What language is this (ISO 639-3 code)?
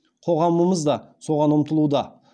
kaz